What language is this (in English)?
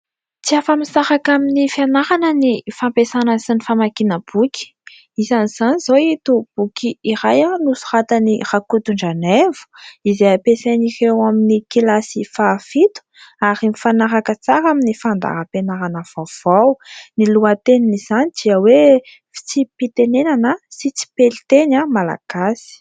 Malagasy